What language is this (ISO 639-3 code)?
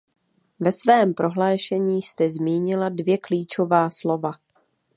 ces